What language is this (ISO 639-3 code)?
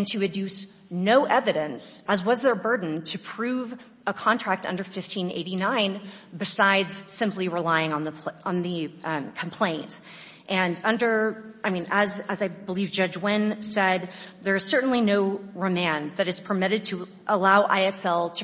eng